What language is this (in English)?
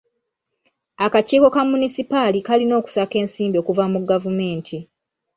Ganda